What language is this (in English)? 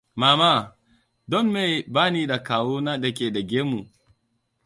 Hausa